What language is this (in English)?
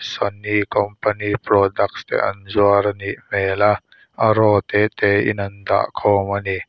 Mizo